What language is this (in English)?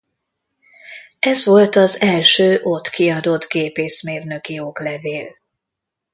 Hungarian